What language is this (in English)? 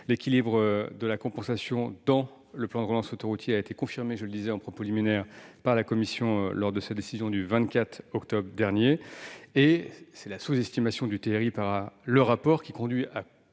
French